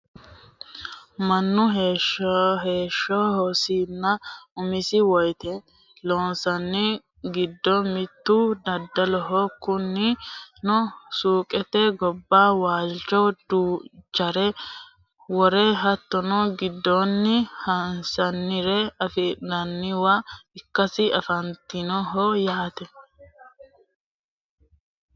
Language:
Sidamo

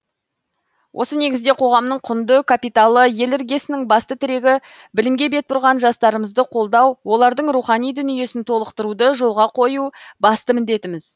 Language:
Kazakh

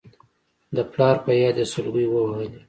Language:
Pashto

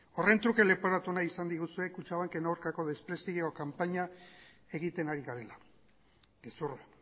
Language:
Basque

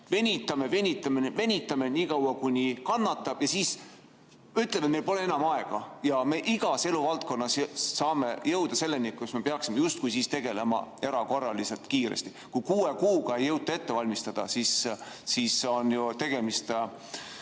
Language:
Estonian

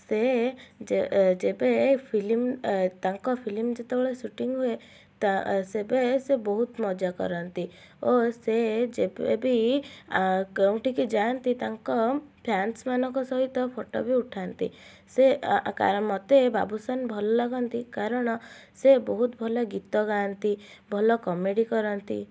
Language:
Odia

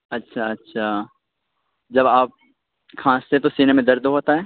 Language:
Urdu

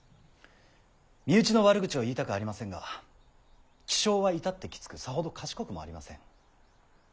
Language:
Japanese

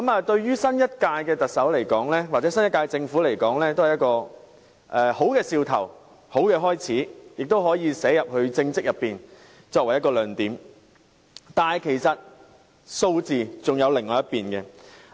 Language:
Cantonese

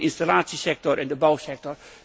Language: Dutch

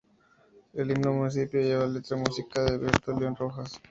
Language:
Spanish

